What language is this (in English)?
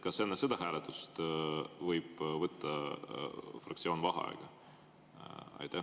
Estonian